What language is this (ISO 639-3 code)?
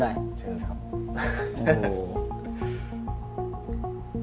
tha